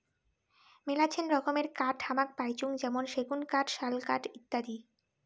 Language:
Bangla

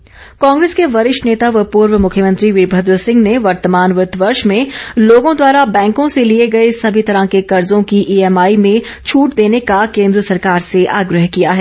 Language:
Hindi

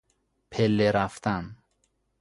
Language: Persian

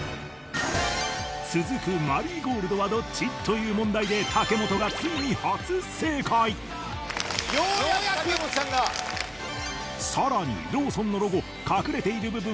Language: Japanese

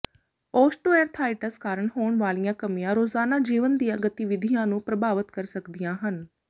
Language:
Punjabi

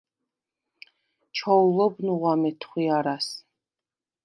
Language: Svan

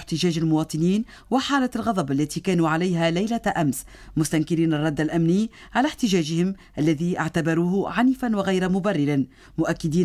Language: Arabic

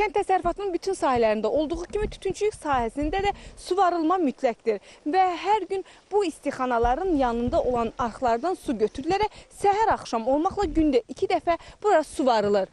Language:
Turkish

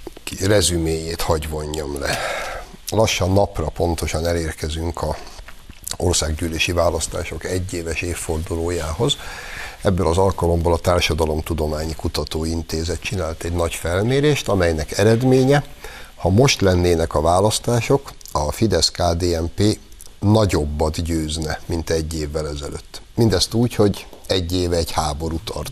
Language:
Hungarian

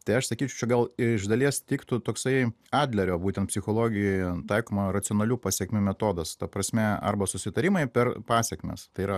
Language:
Lithuanian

